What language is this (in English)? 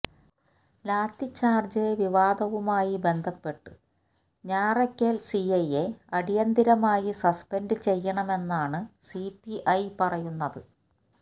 Malayalam